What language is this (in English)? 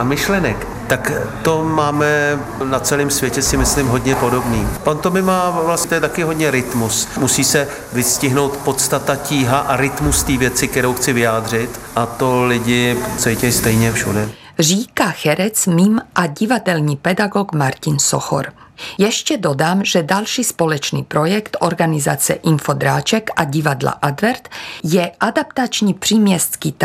Czech